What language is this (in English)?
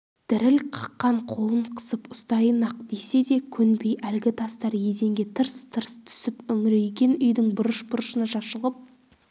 Kazakh